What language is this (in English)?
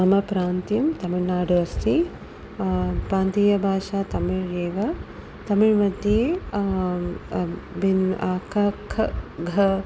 Sanskrit